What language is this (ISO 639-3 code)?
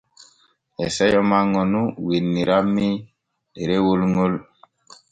fue